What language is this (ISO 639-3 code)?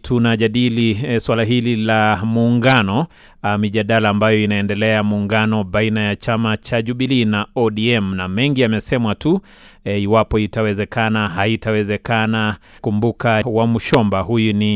swa